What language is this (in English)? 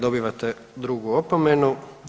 Croatian